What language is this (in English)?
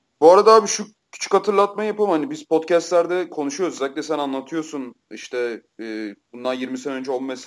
Turkish